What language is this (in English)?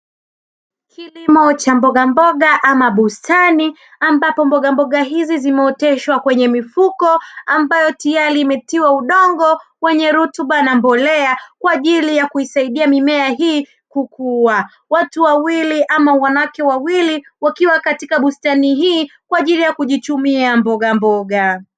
Swahili